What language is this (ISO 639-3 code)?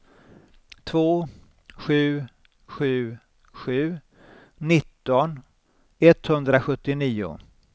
swe